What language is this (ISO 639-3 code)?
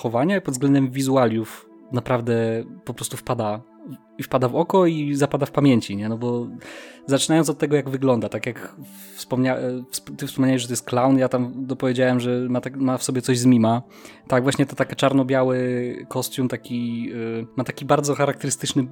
pol